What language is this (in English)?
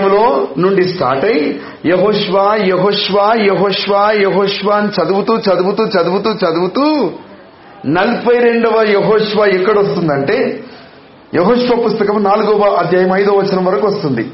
Telugu